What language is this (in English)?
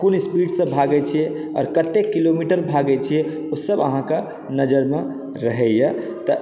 Maithili